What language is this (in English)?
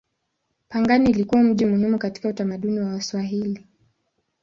Swahili